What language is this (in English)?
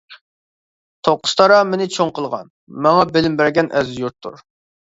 Uyghur